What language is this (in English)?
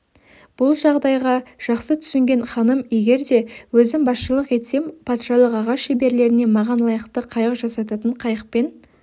Kazakh